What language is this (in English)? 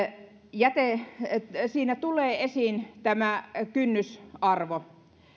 Finnish